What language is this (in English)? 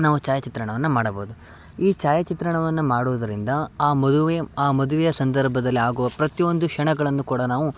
Kannada